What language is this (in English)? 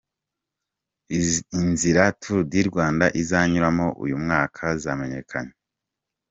Kinyarwanda